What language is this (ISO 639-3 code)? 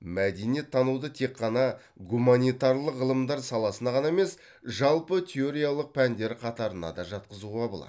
kaz